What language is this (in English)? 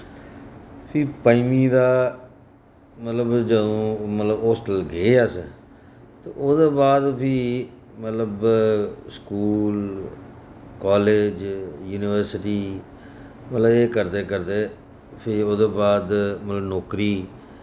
Dogri